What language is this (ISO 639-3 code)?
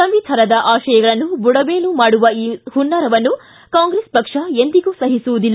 kan